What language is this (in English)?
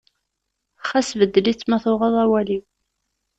Kabyle